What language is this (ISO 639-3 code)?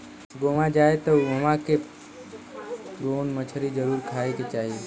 bho